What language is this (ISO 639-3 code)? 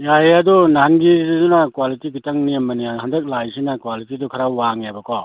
mni